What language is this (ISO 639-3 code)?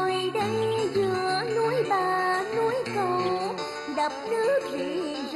vie